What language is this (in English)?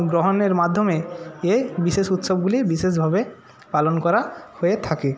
Bangla